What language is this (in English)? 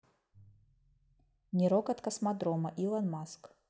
Russian